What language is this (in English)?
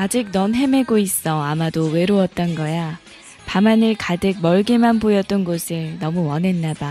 Korean